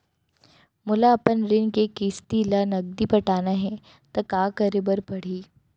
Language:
Chhattisgarhi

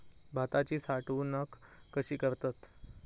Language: Marathi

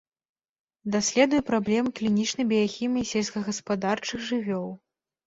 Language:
Belarusian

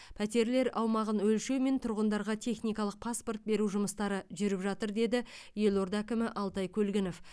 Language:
Kazakh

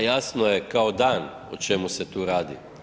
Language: Croatian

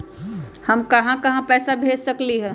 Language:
Magahi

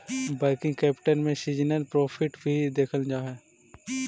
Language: Magahi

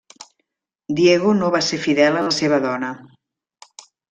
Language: Catalan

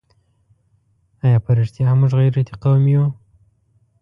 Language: Pashto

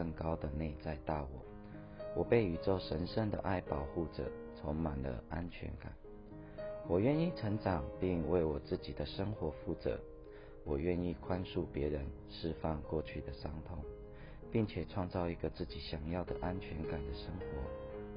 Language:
Chinese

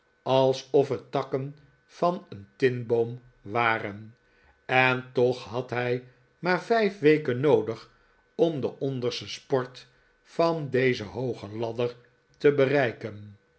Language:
Dutch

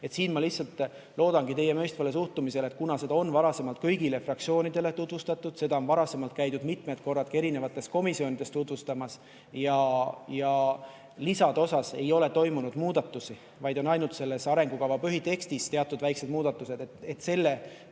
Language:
Estonian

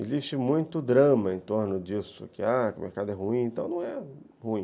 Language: Portuguese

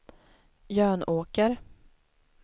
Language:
Swedish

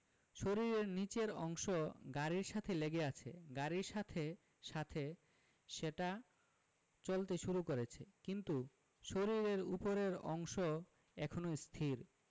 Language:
Bangla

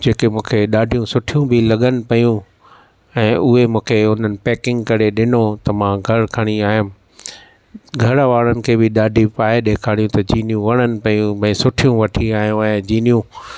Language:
Sindhi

